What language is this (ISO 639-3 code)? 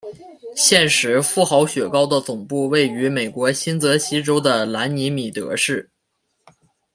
zho